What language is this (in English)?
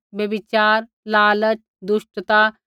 Kullu Pahari